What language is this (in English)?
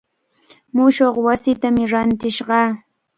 Cajatambo North Lima Quechua